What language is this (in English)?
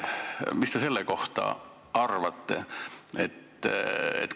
Estonian